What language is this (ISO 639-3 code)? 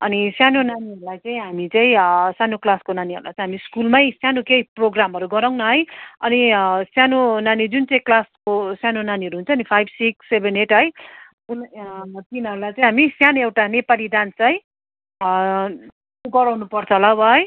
nep